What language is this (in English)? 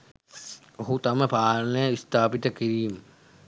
Sinhala